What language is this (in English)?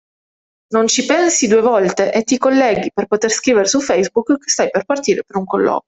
Italian